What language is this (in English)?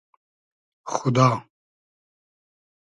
Hazaragi